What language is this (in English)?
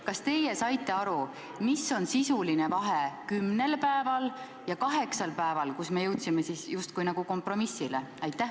Estonian